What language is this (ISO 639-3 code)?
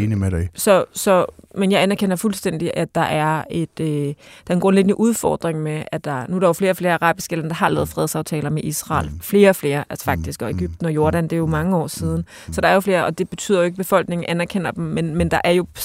dan